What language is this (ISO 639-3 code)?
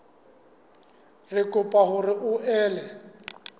sot